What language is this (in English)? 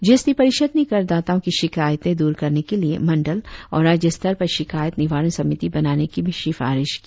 Hindi